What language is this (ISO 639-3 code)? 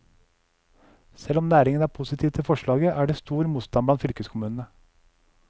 nor